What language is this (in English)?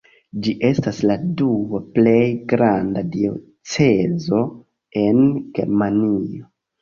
Esperanto